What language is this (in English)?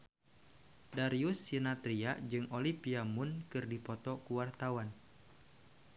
Sundanese